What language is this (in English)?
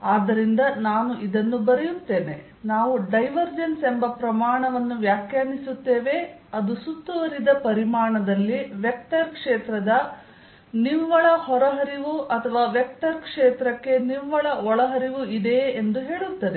Kannada